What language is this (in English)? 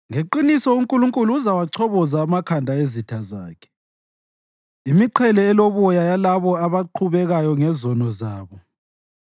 North Ndebele